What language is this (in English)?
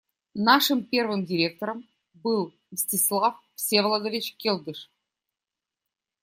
Russian